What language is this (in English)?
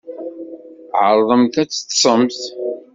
Kabyle